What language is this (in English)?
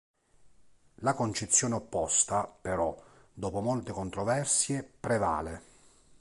Italian